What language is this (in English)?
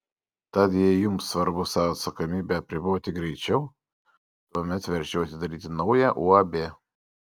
Lithuanian